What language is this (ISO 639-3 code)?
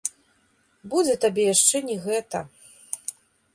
bel